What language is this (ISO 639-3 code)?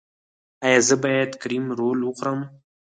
pus